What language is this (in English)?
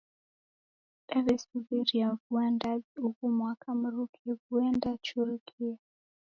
Taita